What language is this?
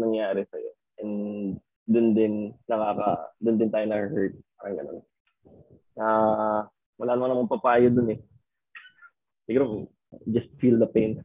Filipino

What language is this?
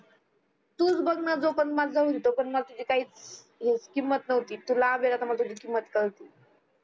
Marathi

